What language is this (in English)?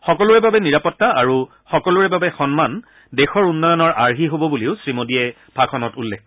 Assamese